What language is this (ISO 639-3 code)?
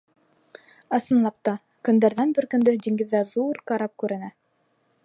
bak